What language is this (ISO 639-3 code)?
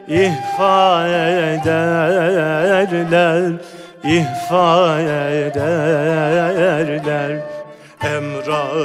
tur